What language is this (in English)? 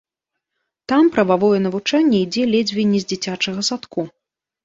Belarusian